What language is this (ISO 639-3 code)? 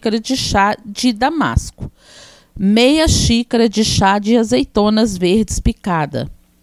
por